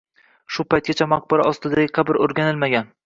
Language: Uzbek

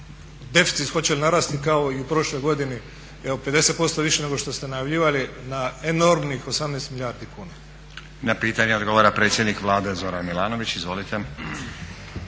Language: Croatian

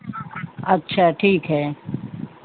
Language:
Hindi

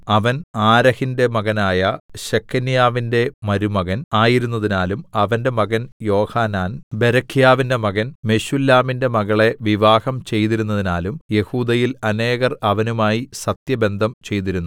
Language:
Malayalam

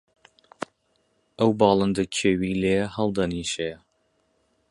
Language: Central Kurdish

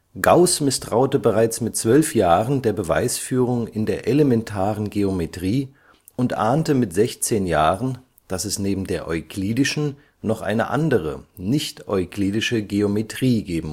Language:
German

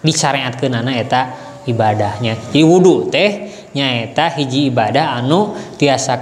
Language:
Indonesian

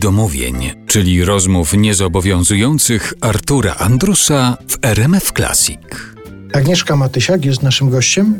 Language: Polish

